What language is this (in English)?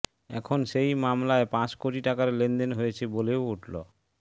Bangla